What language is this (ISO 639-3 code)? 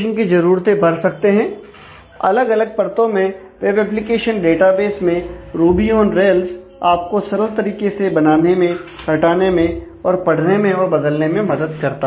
hin